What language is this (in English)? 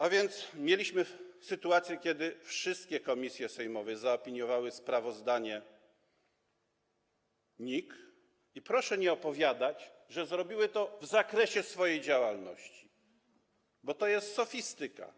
Polish